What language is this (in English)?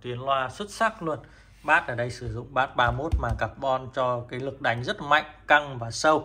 Vietnamese